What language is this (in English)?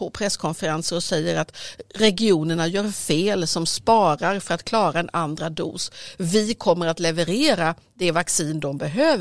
Swedish